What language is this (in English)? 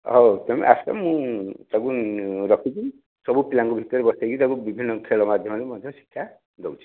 Odia